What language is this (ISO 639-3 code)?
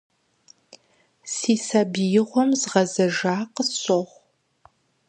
kbd